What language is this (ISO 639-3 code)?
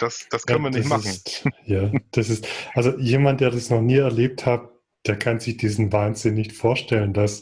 deu